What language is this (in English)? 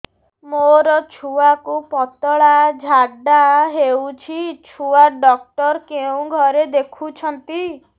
Odia